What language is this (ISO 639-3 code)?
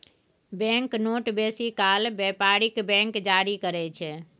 mai